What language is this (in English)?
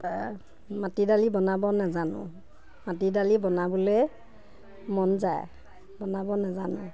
Assamese